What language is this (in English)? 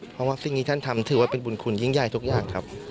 Thai